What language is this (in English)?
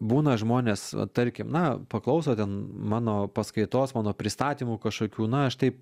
Lithuanian